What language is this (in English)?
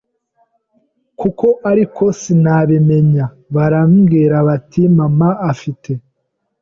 Kinyarwanda